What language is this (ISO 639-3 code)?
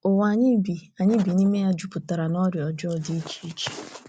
ibo